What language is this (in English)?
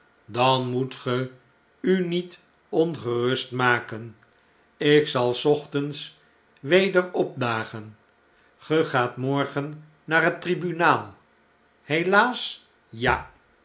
Dutch